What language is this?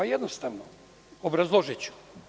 Serbian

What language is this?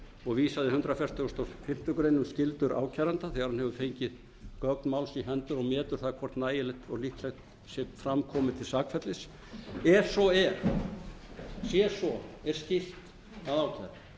Icelandic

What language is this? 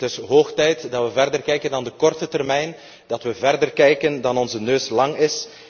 Dutch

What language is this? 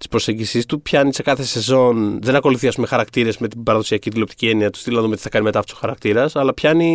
Greek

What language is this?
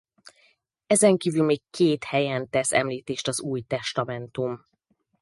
Hungarian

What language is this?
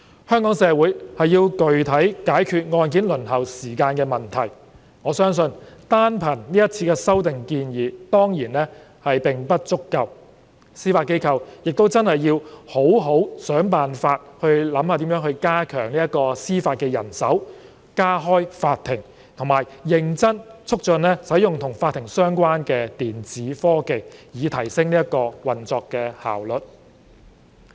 Cantonese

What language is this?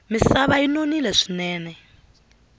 Tsonga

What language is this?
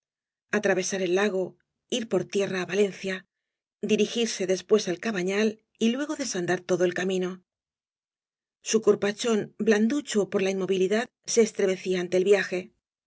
Spanish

